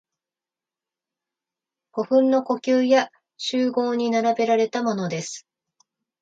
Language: Japanese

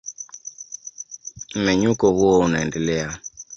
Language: Swahili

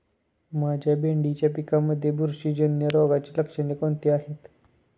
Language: Marathi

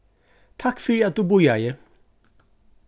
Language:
Faroese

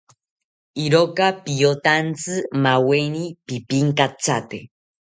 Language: South Ucayali Ashéninka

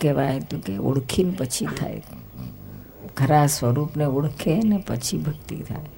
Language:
Gujarati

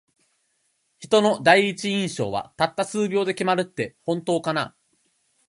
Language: Japanese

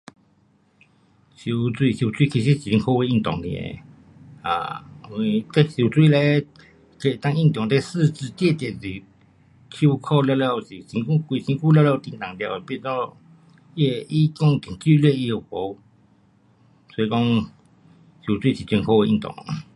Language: Pu-Xian Chinese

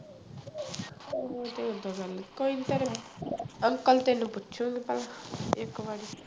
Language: Punjabi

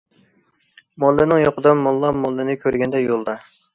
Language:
Uyghur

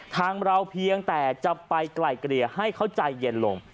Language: Thai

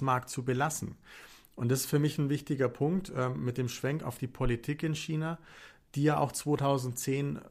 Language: German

